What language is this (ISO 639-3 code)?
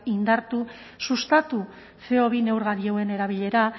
eus